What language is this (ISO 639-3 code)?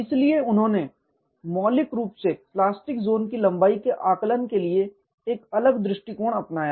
hin